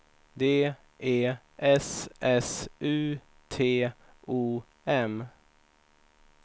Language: Swedish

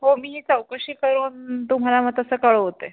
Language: Marathi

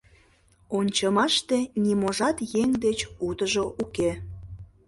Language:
Mari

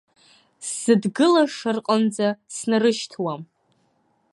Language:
Abkhazian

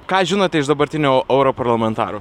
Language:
Lithuanian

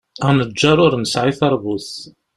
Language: Kabyle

